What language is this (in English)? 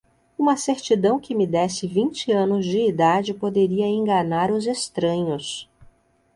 Portuguese